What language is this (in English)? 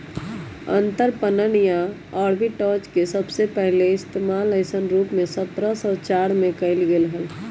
Magahi